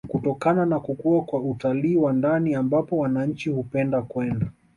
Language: Swahili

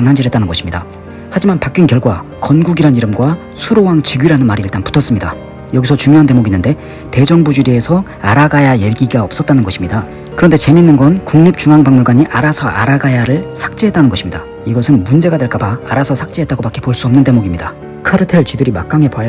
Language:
Korean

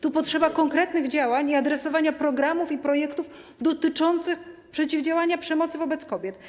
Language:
Polish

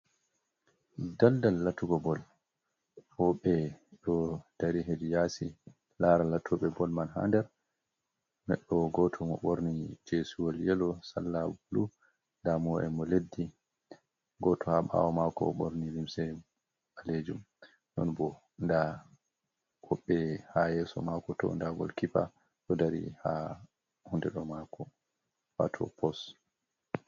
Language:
Fula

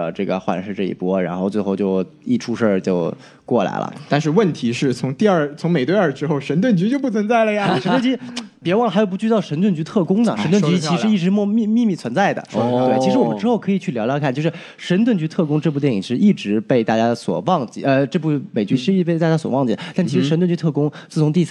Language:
Chinese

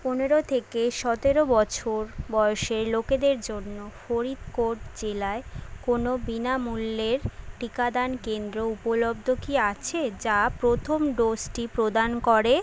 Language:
Bangla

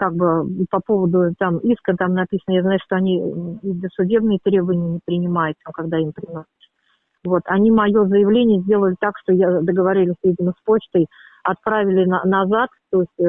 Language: Russian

